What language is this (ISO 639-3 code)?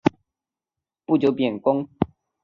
zho